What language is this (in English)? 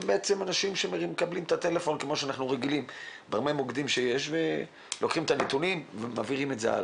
Hebrew